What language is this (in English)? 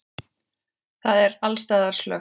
Icelandic